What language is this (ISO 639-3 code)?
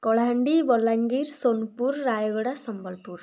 ori